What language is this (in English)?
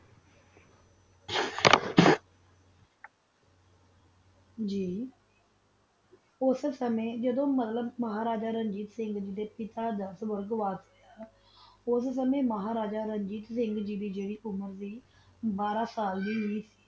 Punjabi